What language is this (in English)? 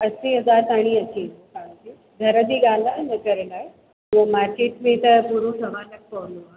Sindhi